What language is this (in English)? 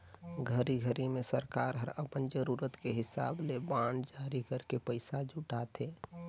Chhattisgarhi